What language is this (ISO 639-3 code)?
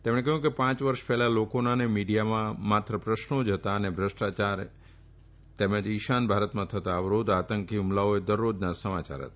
guj